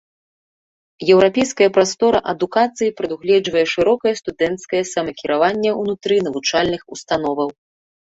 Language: Belarusian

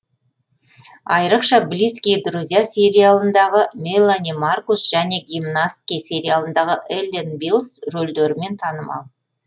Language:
Kazakh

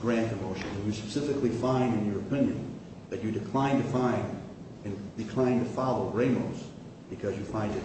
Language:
English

